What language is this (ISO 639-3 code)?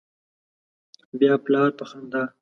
pus